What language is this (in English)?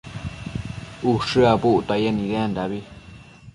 Matsés